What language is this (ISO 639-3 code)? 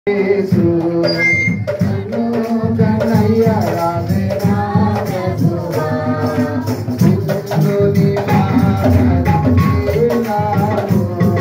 tha